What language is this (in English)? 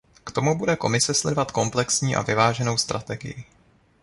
Czech